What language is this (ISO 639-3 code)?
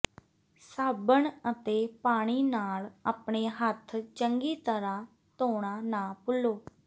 pan